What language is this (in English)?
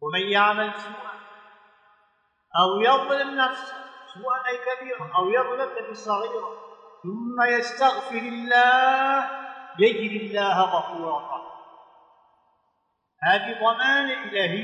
Arabic